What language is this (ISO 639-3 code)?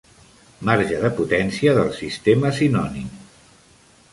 cat